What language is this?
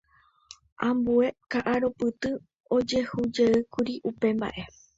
Guarani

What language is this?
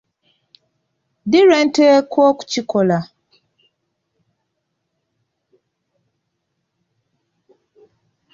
Ganda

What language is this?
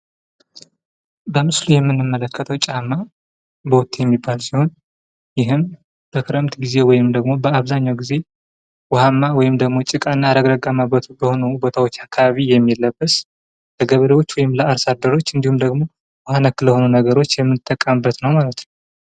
Amharic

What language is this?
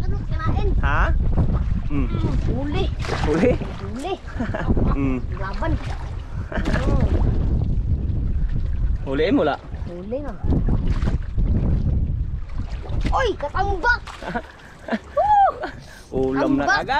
Indonesian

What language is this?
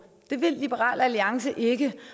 Danish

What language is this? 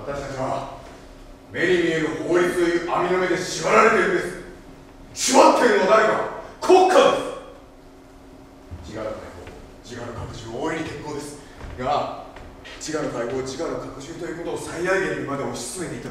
Japanese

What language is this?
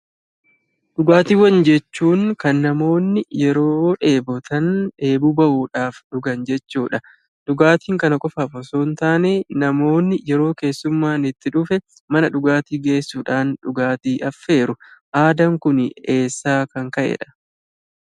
Oromo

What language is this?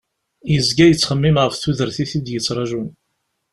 Kabyle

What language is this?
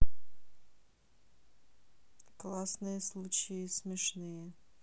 Russian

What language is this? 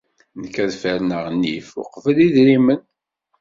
Kabyle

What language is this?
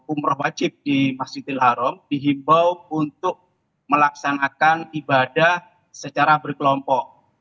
Indonesian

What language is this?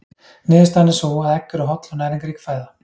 Icelandic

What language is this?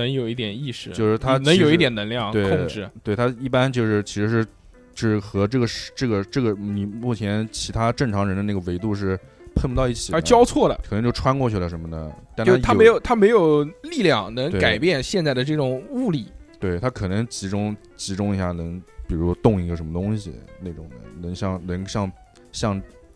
Chinese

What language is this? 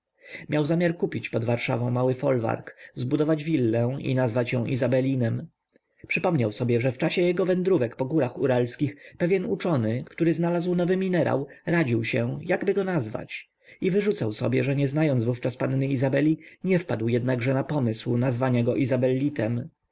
Polish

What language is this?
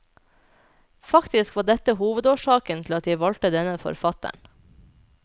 Norwegian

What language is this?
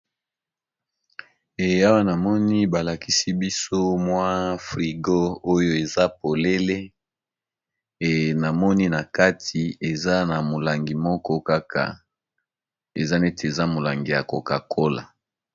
Lingala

